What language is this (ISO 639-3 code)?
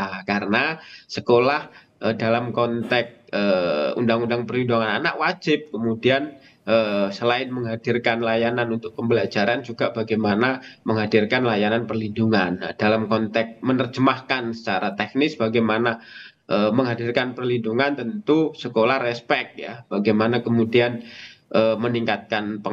ind